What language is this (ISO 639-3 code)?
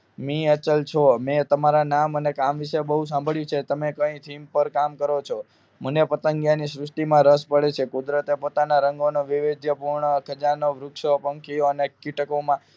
guj